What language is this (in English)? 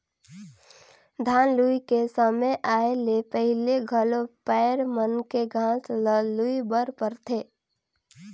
Chhattisgarhi